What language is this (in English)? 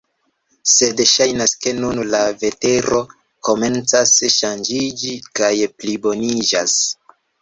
Esperanto